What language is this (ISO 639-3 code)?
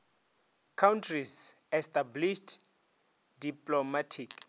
nso